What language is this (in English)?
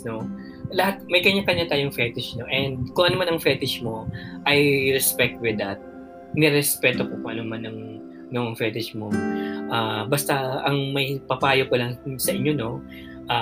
Filipino